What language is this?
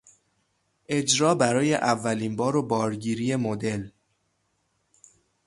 Persian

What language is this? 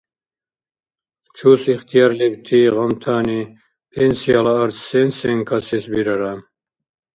Dargwa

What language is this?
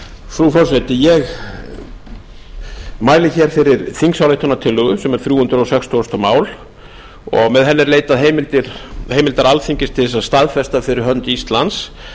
Icelandic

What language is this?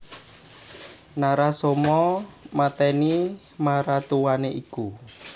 Javanese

